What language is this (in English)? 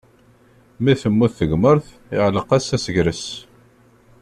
Kabyle